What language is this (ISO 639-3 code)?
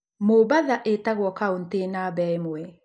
kik